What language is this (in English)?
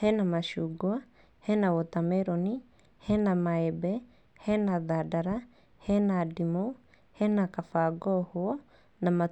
Kikuyu